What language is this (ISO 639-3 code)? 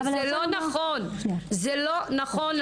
heb